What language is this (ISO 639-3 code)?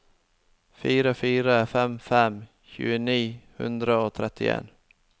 nor